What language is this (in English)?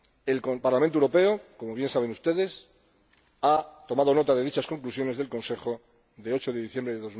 Spanish